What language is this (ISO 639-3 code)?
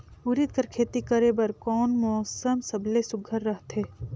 hne